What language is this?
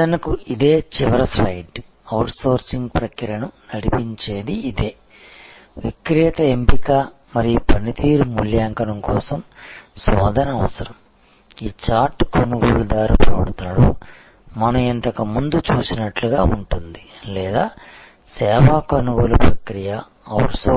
Telugu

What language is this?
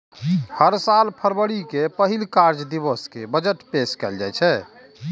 Maithili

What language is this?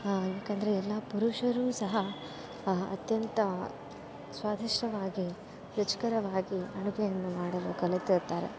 Kannada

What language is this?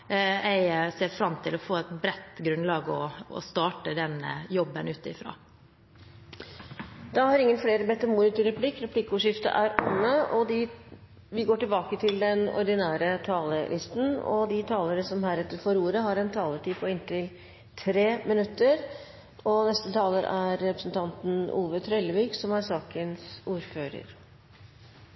Norwegian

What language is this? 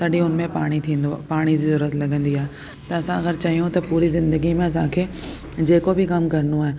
Sindhi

